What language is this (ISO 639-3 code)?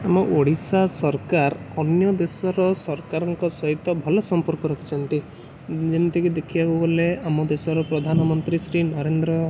ori